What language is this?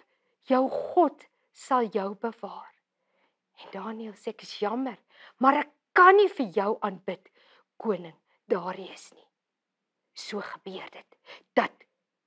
Dutch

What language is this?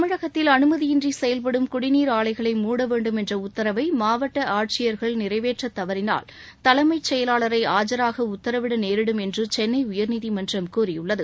Tamil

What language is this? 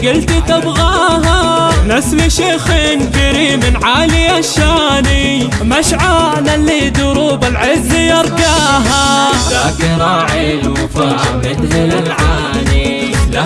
Arabic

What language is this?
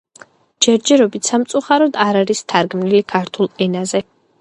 Georgian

